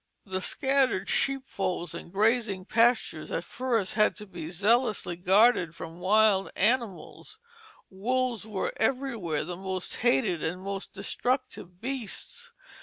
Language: English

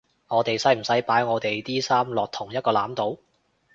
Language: Cantonese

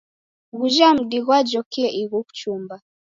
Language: Taita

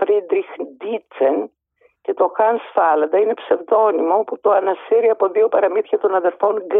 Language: Greek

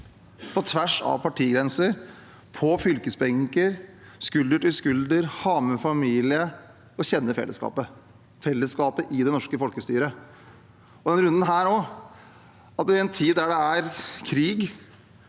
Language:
Norwegian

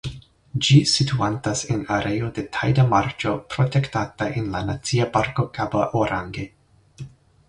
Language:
Esperanto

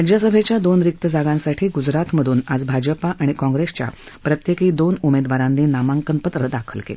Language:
Marathi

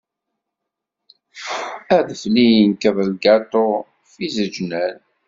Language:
Kabyle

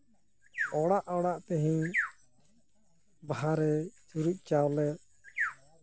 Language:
Santali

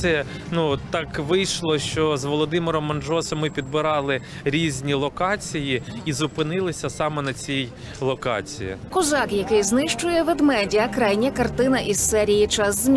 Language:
Ukrainian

